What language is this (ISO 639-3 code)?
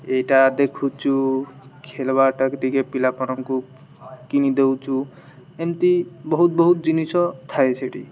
ori